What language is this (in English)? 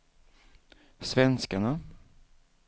Swedish